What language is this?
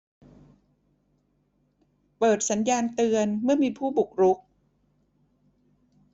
Thai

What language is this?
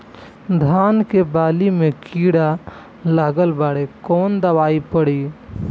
Bhojpuri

